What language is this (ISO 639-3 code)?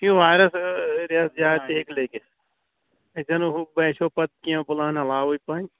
kas